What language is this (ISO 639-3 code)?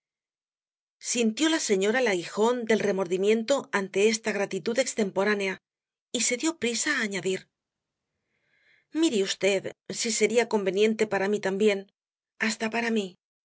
spa